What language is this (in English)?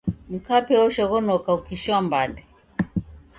Taita